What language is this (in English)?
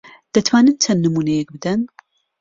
Central Kurdish